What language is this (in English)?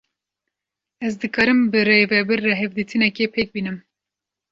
Kurdish